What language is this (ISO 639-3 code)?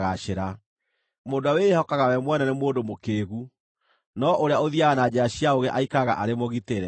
kik